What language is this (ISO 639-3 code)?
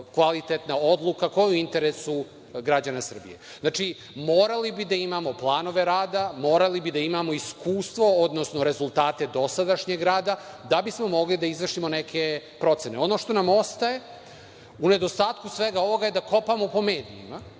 srp